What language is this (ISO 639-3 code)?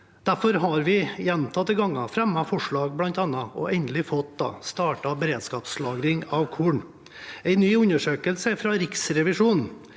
nor